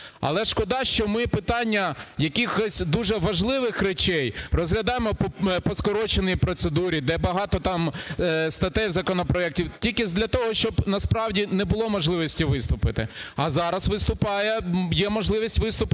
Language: Ukrainian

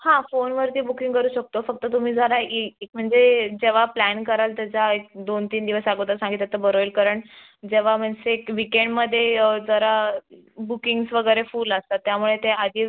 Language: Marathi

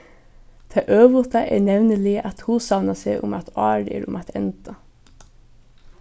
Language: Faroese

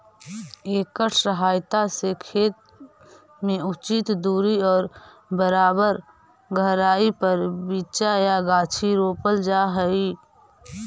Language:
Magahi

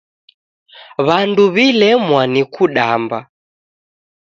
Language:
Taita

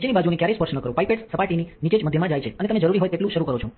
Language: Gujarati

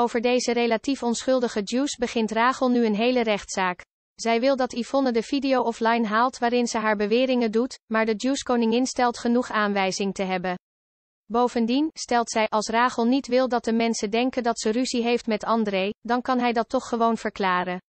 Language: Dutch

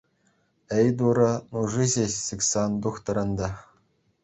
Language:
Chuvash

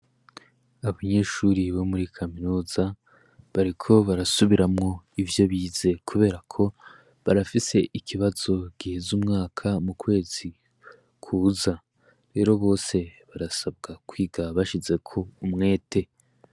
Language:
Rundi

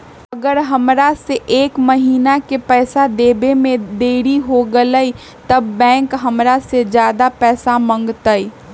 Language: Magahi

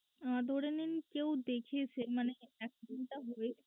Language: Bangla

